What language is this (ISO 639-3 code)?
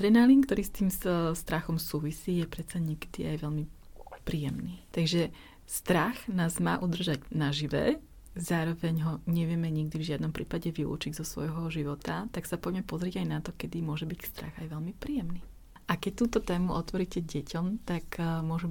slk